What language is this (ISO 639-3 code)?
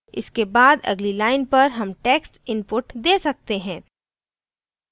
hin